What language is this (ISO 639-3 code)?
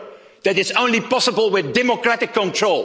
eng